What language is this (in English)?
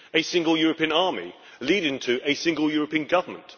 English